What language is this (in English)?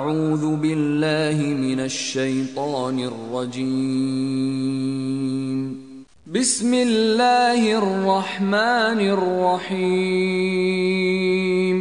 Arabic